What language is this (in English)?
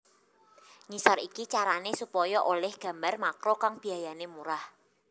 Javanese